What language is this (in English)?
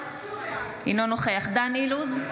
Hebrew